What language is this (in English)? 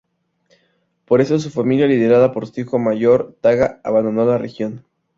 Spanish